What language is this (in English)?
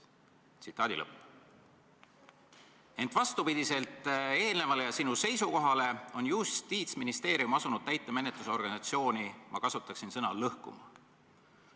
Estonian